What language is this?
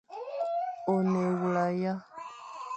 Fang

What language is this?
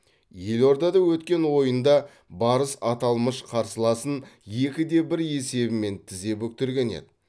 Kazakh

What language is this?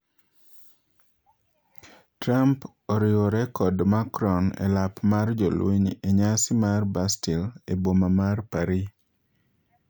Luo (Kenya and Tanzania)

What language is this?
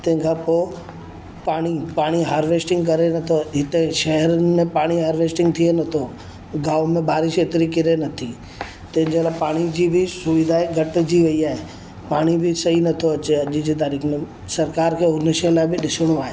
Sindhi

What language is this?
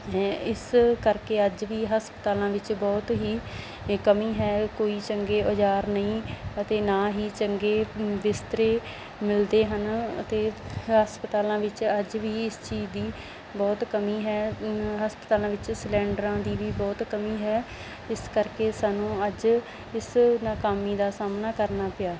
Punjabi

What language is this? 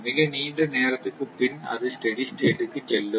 Tamil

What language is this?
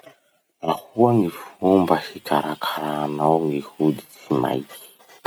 Masikoro Malagasy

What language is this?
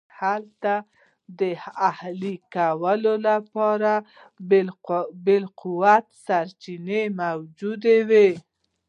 Pashto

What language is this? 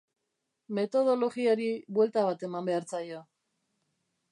Basque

